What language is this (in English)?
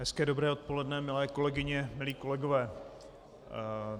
Czech